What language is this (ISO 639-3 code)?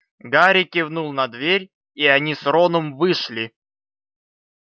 rus